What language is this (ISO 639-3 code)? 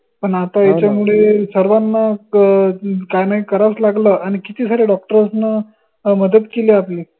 mar